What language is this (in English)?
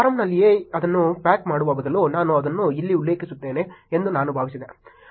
Kannada